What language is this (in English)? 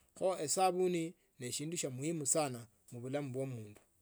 Tsotso